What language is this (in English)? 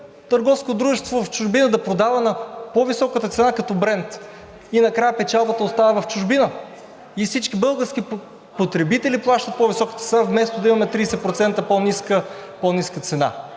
Bulgarian